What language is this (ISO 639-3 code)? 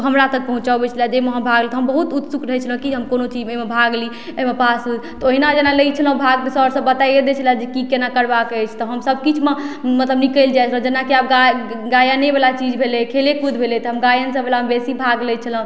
mai